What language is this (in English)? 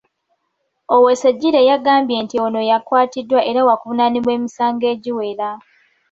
Ganda